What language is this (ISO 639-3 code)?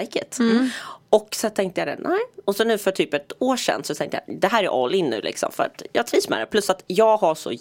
swe